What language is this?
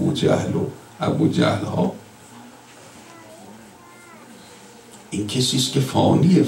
Persian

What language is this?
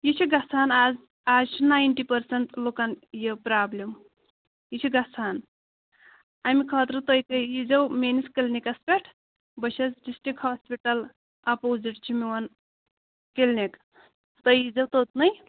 Kashmiri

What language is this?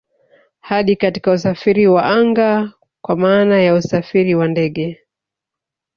Swahili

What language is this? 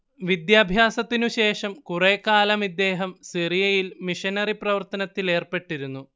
Malayalam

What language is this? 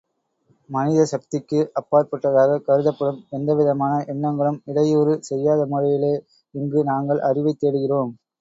Tamil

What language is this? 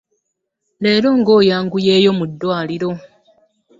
Ganda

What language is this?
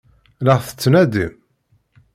Kabyle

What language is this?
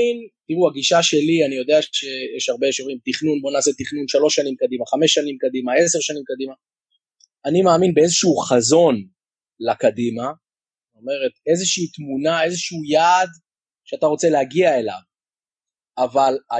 Hebrew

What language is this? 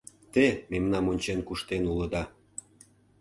Mari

